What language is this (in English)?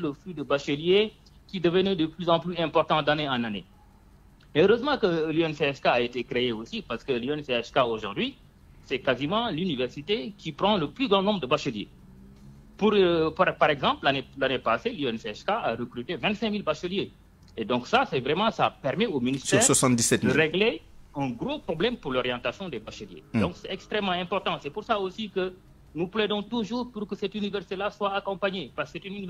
French